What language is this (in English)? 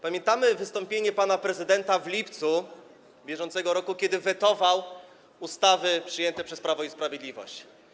Polish